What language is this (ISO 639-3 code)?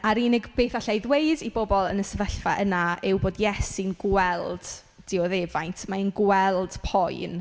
cym